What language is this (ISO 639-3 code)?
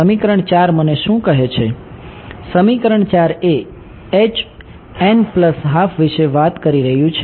guj